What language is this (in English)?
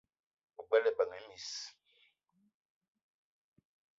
Eton (Cameroon)